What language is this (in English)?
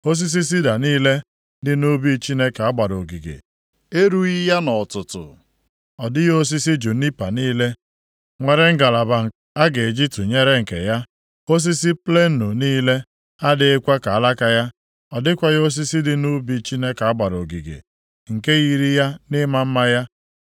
Igbo